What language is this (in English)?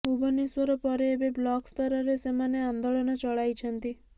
Odia